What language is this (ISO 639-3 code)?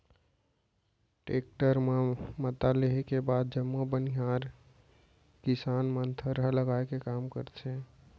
hne